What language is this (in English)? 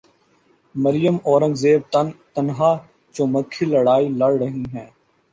Urdu